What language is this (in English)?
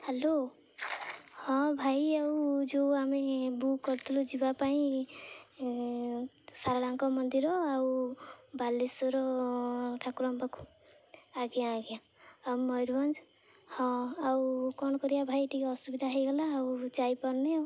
Odia